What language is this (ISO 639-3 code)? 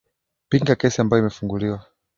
swa